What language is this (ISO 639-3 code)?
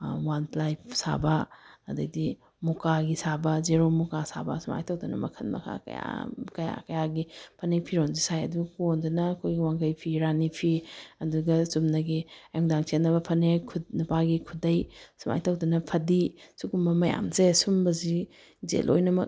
mni